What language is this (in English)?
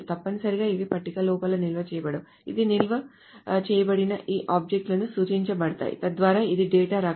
Telugu